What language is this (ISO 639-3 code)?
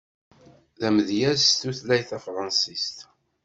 kab